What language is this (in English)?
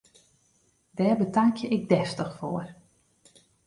Western Frisian